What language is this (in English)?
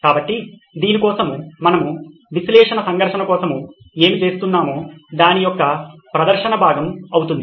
Telugu